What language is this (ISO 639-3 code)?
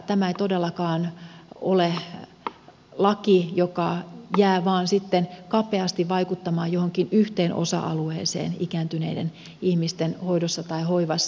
fin